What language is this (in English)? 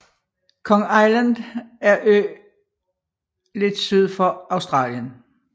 Danish